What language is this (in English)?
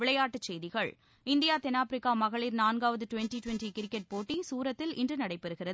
Tamil